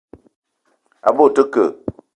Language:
Eton (Cameroon)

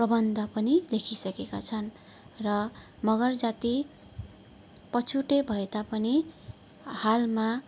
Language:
Nepali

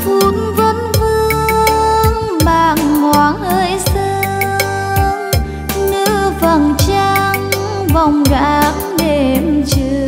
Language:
Vietnamese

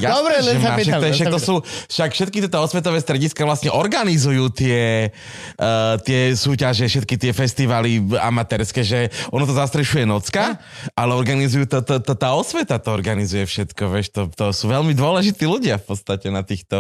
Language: Slovak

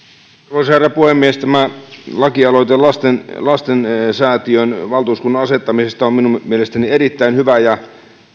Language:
Finnish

